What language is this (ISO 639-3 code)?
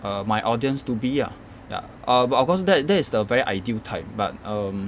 eng